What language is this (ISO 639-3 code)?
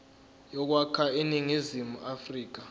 zul